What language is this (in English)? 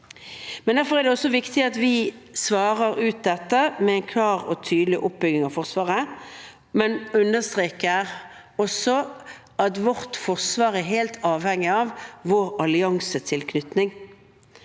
Norwegian